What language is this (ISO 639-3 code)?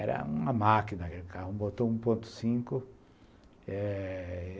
por